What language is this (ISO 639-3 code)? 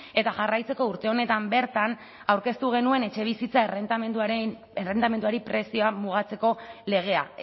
eus